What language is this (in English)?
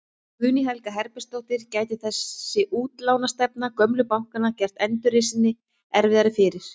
Icelandic